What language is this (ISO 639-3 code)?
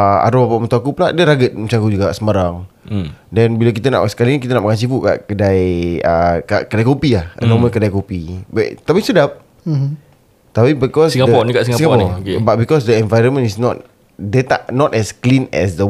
msa